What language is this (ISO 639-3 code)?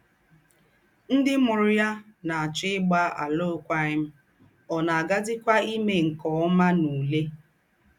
ibo